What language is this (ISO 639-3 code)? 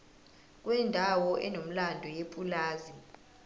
zul